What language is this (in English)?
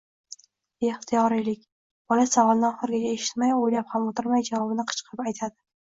Uzbek